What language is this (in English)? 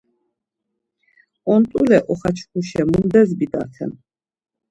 Laz